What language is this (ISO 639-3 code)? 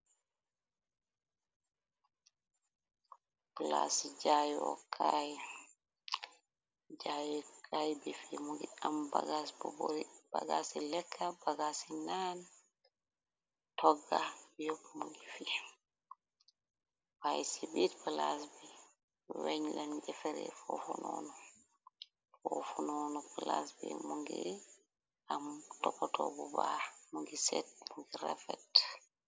wol